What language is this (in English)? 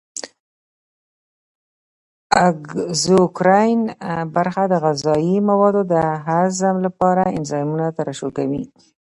Pashto